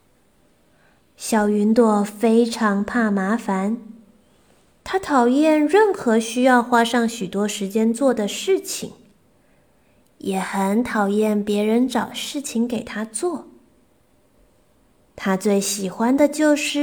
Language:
Chinese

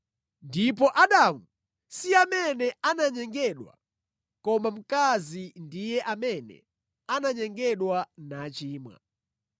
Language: Nyanja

